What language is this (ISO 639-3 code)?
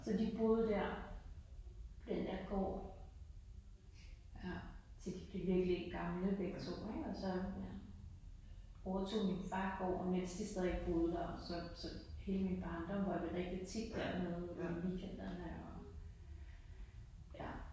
dan